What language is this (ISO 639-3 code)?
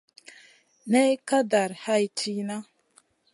mcn